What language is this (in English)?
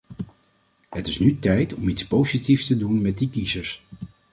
Dutch